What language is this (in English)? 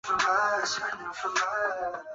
Chinese